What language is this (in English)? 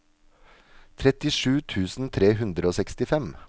Norwegian